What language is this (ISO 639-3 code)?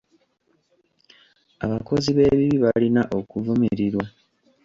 lug